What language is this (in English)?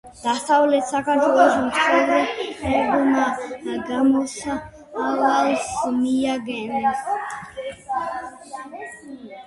Georgian